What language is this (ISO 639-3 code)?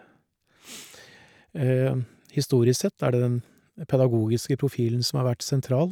nor